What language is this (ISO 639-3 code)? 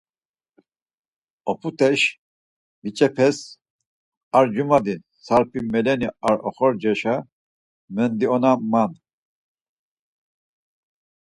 lzz